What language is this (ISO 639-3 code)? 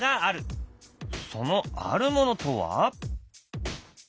jpn